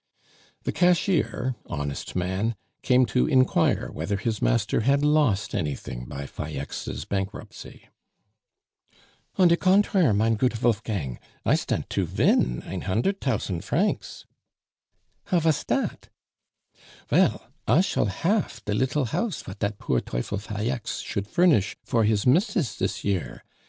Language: English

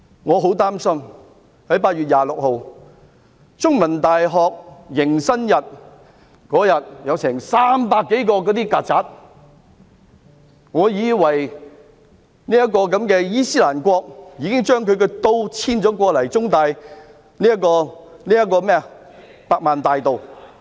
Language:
Cantonese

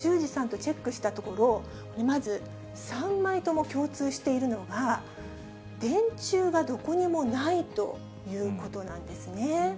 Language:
Japanese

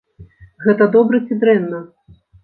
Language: Belarusian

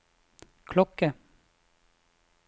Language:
Norwegian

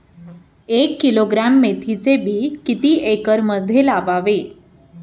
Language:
Marathi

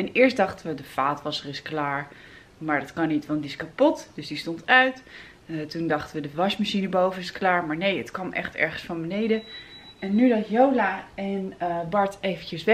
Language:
Dutch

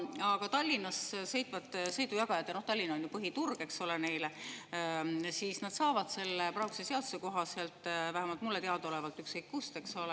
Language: Estonian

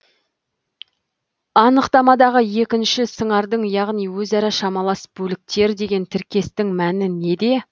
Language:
Kazakh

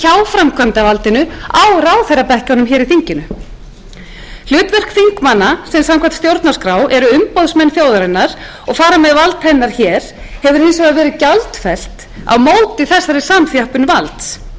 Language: Icelandic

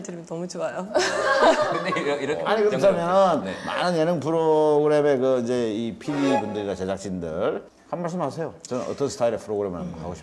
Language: Korean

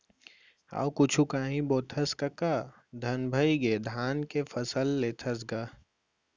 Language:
Chhattisgarhi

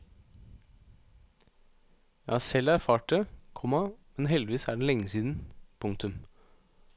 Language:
Norwegian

